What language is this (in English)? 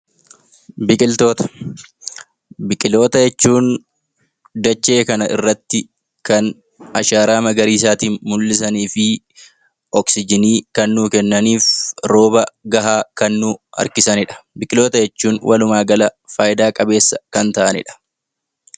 Oromo